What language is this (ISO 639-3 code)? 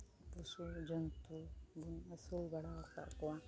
sat